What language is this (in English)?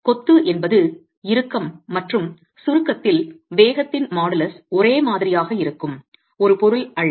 Tamil